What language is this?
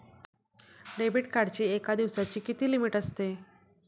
Marathi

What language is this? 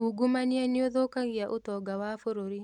Kikuyu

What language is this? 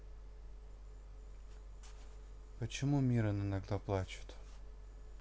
Russian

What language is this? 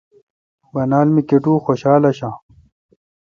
Kalkoti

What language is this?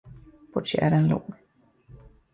Swedish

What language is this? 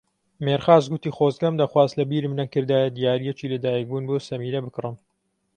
Central Kurdish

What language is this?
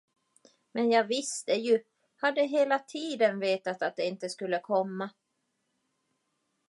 Swedish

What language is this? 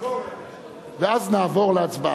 Hebrew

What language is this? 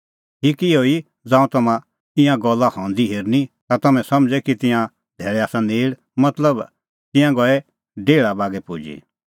Kullu Pahari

